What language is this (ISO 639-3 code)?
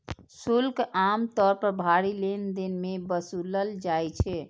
mai